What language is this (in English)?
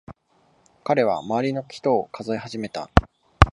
Japanese